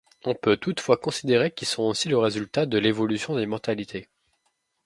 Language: French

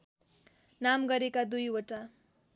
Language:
Nepali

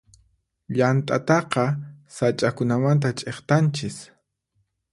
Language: Puno Quechua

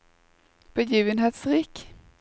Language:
Norwegian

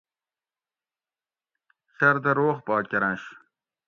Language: Gawri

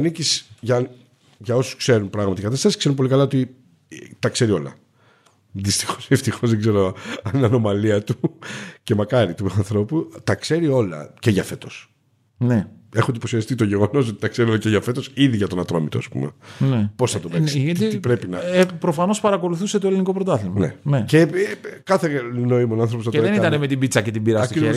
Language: Greek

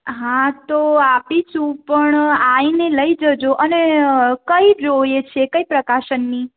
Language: Gujarati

